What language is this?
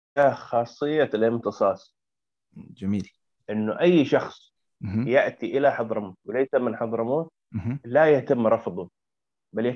Arabic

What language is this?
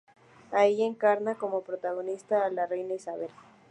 Spanish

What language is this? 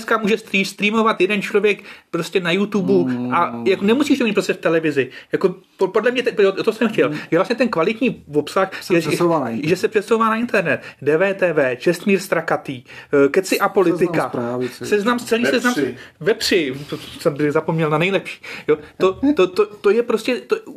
Czech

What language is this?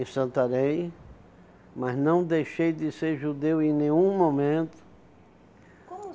Portuguese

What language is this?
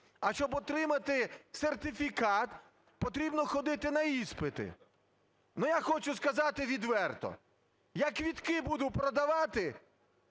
Ukrainian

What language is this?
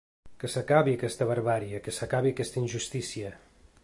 Catalan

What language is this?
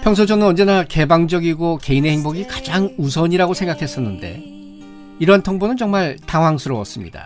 Korean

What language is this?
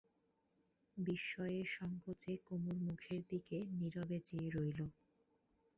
Bangla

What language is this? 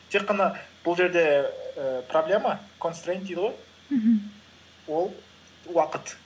Kazakh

